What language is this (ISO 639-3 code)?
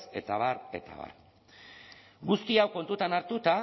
eus